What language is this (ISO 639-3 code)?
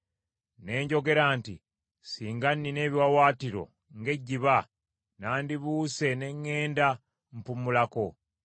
lug